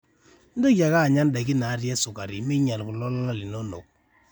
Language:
Masai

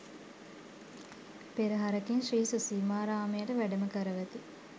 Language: Sinhala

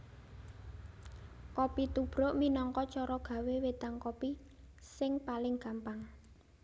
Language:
Javanese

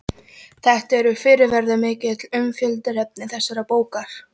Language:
Icelandic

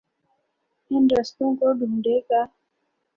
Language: Urdu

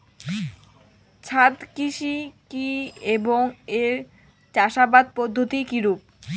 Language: Bangla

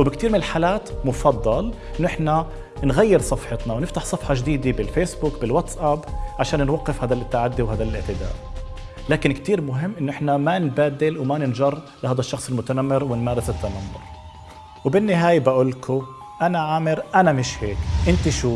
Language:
Arabic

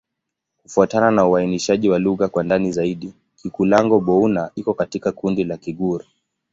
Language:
Swahili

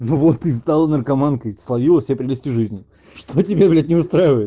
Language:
Russian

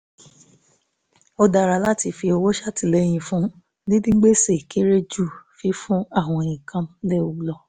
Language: Yoruba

